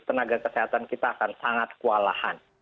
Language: Indonesian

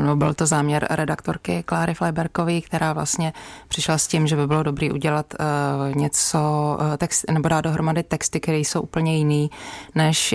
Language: Czech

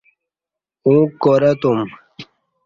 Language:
Kati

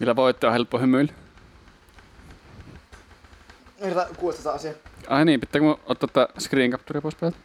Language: Finnish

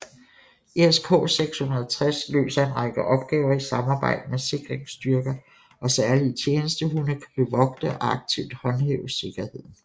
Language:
Danish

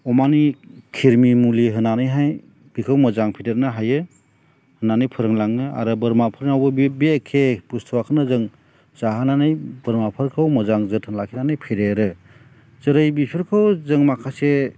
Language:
Bodo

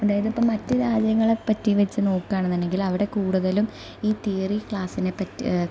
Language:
Malayalam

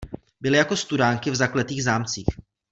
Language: Czech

